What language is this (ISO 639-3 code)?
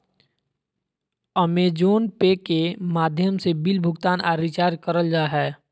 mag